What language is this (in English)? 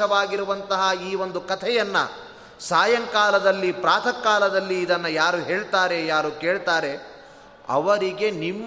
Kannada